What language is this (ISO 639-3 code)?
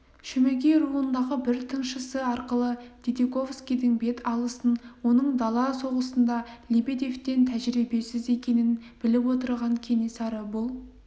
kaz